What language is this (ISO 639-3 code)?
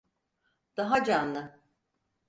tur